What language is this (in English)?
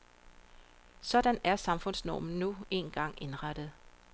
Danish